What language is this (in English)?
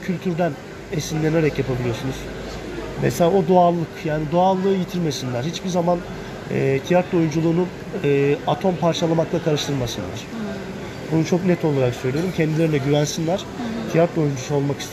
Turkish